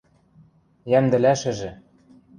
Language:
Western Mari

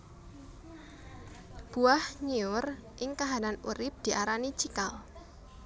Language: Javanese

